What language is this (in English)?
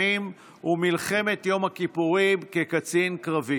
Hebrew